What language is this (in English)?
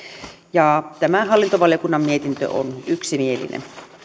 Finnish